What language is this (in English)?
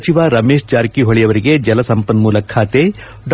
Kannada